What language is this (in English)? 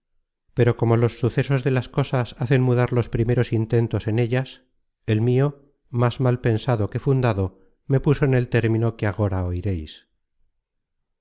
Spanish